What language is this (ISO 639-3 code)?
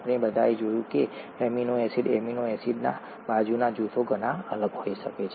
guj